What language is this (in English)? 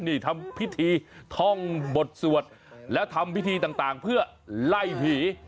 Thai